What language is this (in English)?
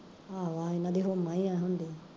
Punjabi